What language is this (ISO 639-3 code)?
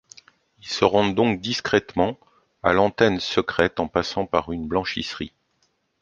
fra